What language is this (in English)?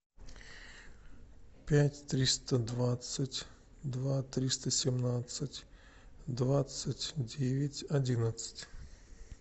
Russian